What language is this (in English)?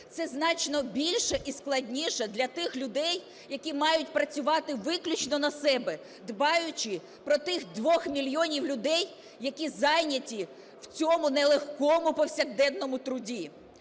Ukrainian